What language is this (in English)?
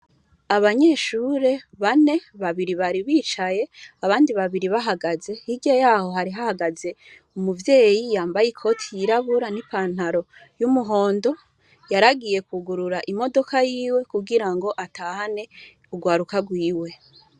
Rundi